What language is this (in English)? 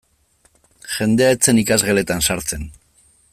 Basque